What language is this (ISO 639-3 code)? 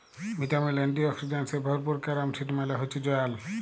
ben